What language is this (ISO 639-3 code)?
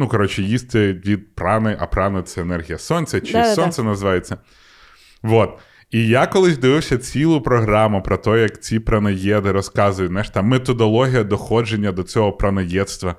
ukr